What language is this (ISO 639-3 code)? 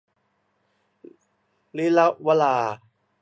tha